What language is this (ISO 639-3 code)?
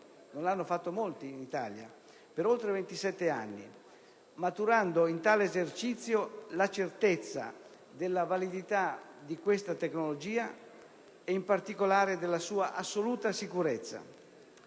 ita